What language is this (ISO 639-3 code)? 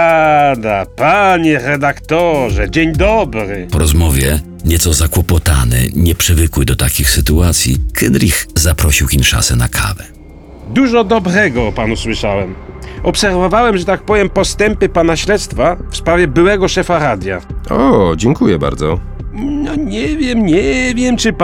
pol